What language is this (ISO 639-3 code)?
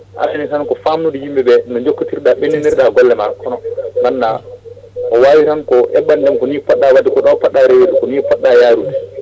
ful